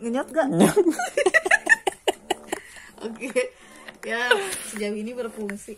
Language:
Indonesian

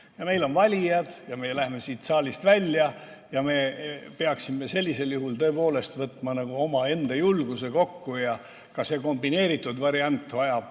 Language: Estonian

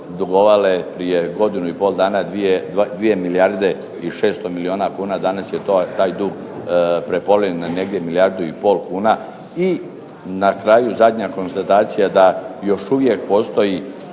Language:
Croatian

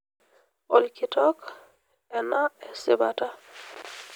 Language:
Masai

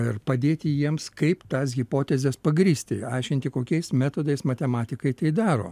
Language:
Lithuanian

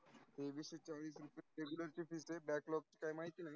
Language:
Marathi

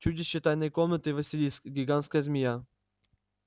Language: Russian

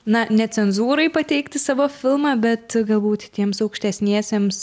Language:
Lithuanian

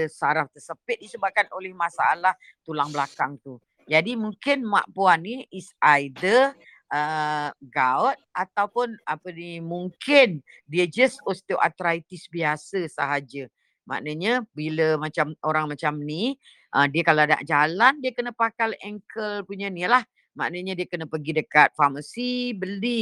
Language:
Malay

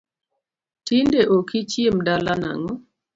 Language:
Luo (Kenya and Tanzania)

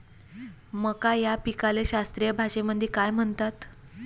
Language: Marathi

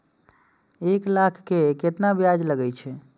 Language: Maithili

